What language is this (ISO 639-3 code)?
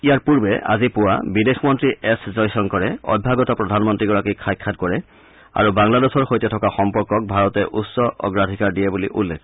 asm